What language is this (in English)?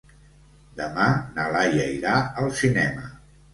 Catalan